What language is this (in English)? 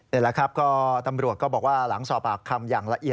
Thai